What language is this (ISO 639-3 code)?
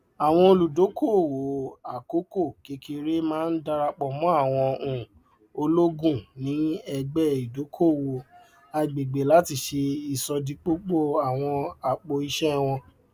yor